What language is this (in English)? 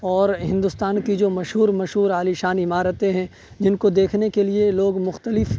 Urdu